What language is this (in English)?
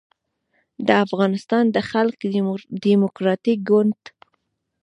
Pashto